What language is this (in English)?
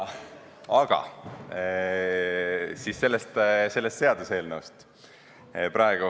Estonian